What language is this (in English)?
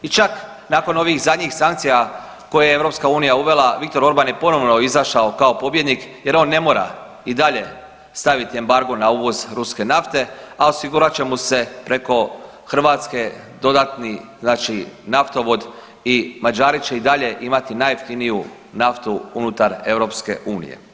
Croatian